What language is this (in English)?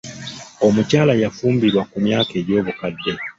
Ganda